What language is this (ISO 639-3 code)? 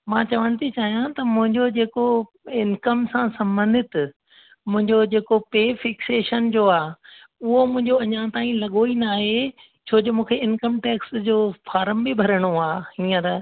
snd